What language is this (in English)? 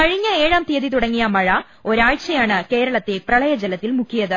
Malayalam